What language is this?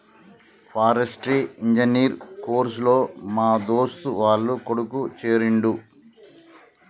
Telugu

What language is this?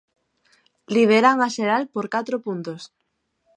Galician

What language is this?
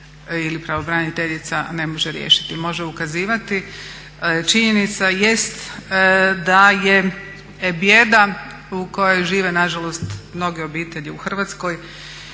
Croatian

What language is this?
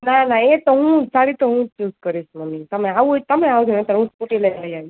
Gujarati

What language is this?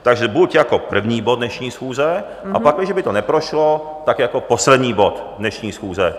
Czech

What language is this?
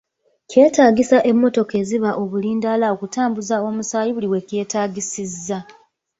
Ganda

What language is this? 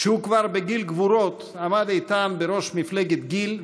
Hebrew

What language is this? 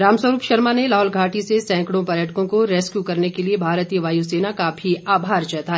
Hindi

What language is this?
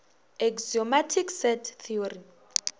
Northern Sotho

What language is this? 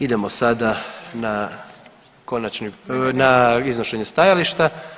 Croatian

